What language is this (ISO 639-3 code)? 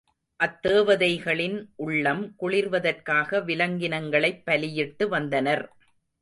tam